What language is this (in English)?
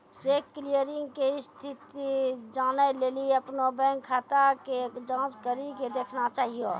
Maithili